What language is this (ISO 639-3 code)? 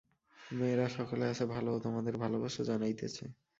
ben